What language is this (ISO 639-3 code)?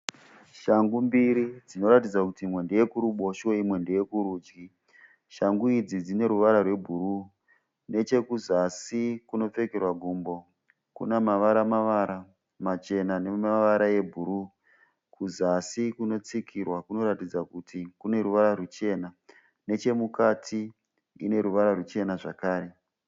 sna